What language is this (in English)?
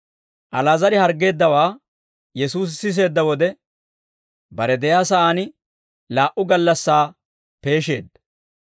Dawro